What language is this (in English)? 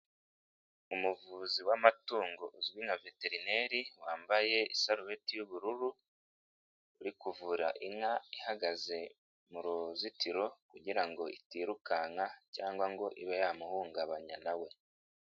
Kinyarwanda